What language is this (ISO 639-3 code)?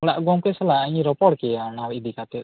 sat